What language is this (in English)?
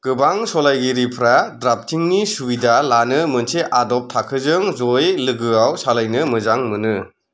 Bodo